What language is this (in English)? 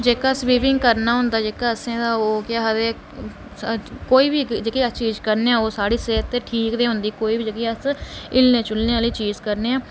Dogri